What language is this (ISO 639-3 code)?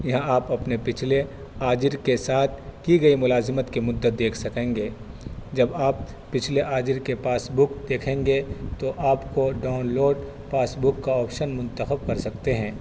urd